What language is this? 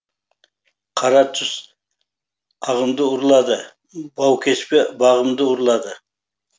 Kazakh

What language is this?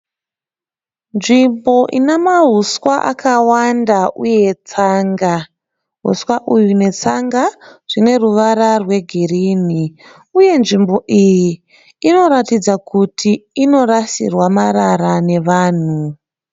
Shona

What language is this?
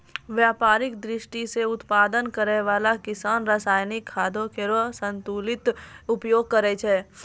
Maithili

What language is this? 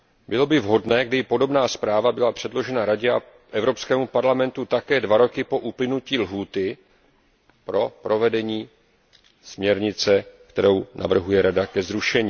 Czech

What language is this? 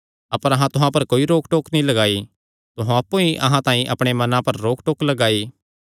Kangri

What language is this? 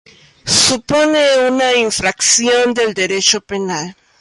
Spanish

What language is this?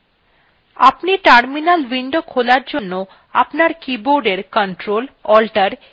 Bangla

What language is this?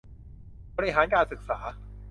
Thai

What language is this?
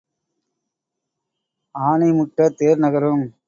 Tamil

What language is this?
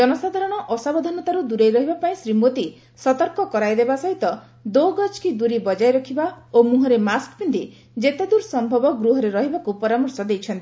Odia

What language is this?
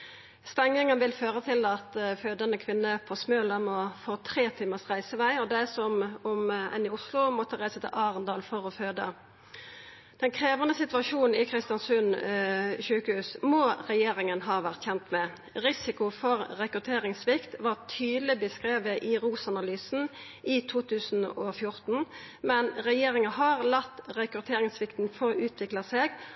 Norwegian Nynorsk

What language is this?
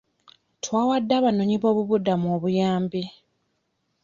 Ganda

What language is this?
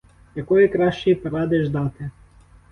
Ukrainian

